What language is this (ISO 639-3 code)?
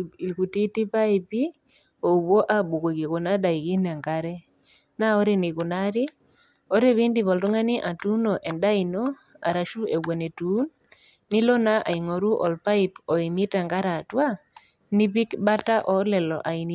mas